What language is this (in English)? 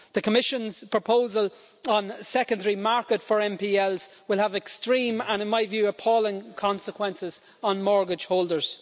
English